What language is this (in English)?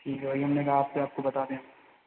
Hindi